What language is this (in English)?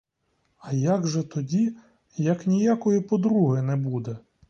Ukrainian